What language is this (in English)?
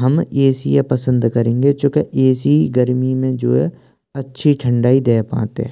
Braj